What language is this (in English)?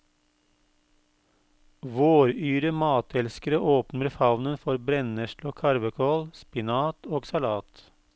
Norwegian